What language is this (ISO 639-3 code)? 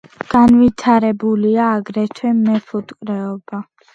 kat